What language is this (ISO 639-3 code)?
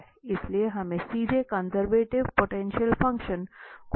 hin